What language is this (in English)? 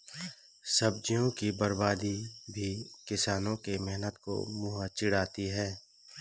Hindi